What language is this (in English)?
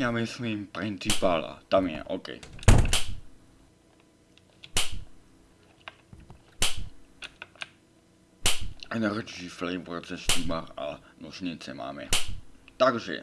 English